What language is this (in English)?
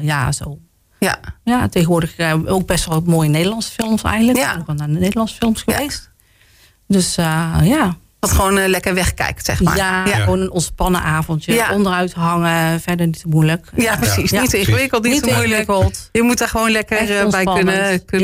Dutch